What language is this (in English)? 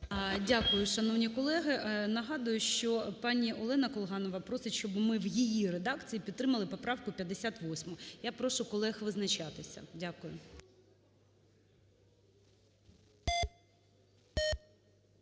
Ukrainian